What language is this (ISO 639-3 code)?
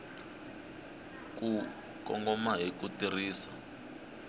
tso